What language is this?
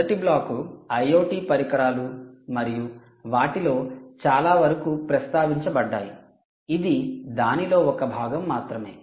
Telugu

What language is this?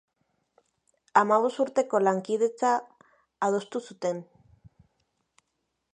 Basque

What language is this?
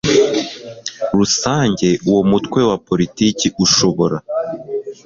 Kinyarwanda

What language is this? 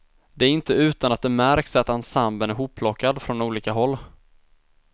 Swedish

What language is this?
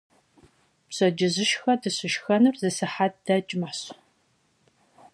Kabardian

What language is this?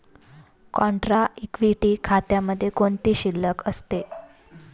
Marathi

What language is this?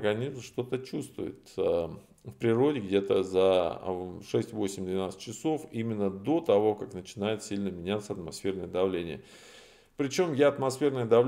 Russian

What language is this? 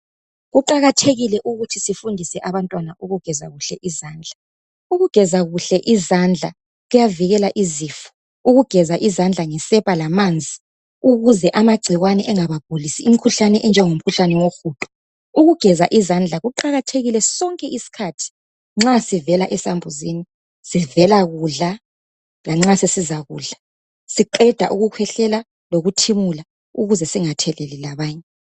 North Ndebele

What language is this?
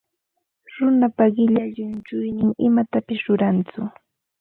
Ambo-Pasco Quechua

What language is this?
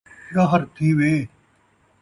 Saraiki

